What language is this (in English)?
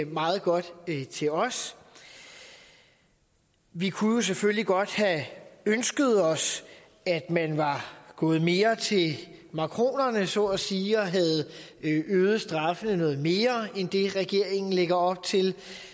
Danish